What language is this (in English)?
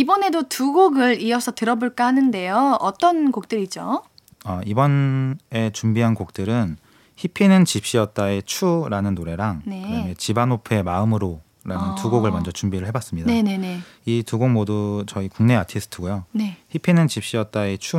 Korean